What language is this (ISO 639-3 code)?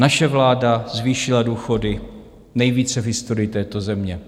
ces